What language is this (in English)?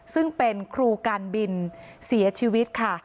Thai